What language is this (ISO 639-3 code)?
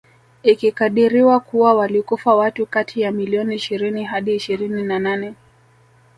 swa